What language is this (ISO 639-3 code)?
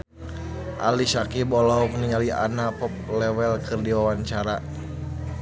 sun